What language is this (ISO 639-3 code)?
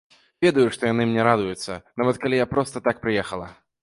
bel